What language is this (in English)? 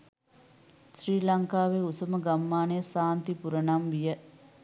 Sinhala